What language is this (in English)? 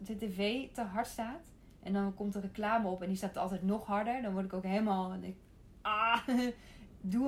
Dutch